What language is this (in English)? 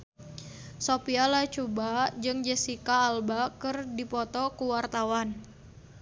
Sundanese